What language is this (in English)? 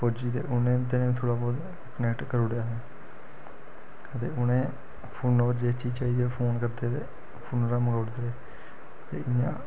Dogri